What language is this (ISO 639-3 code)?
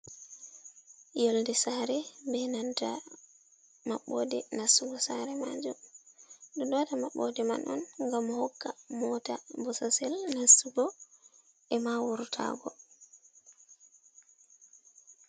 ful